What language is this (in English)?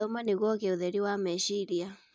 Kikuyu